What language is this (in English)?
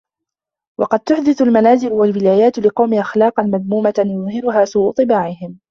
Arabic